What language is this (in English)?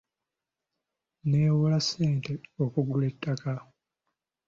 Ganda